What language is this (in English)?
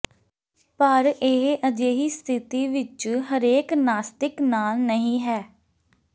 Punjabi